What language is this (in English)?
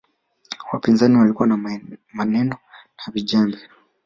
Swahili